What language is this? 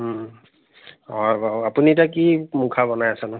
Assamese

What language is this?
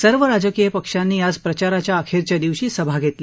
Marathi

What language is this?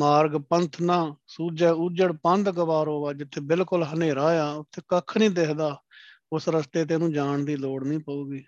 Punjabi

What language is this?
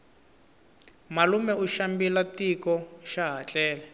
Tsonga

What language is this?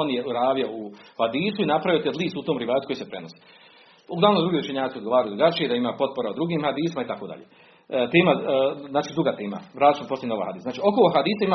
Croatian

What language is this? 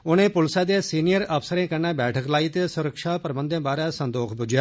Dogri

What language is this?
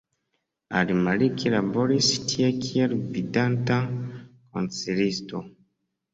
Esperanto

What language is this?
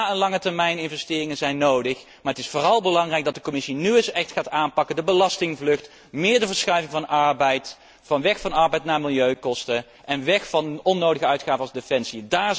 Dutch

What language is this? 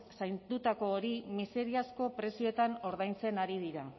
Basque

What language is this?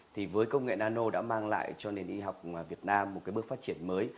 Vietnamese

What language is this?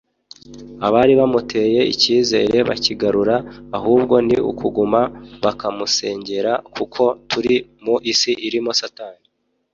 Kinyarwanda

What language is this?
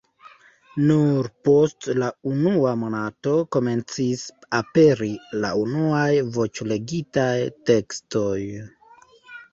Esperanto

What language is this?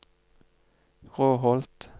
Norwegian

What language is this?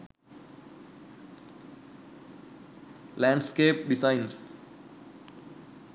Sinhala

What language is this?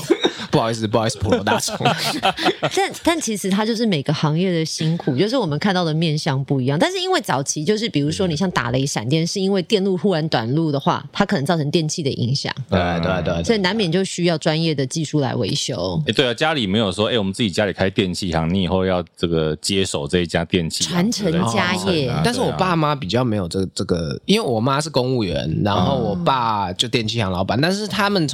Chinese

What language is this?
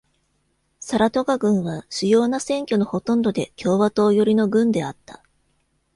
Japanese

